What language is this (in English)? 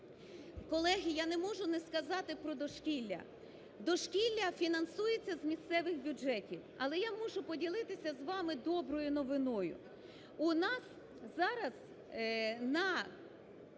Ukrainian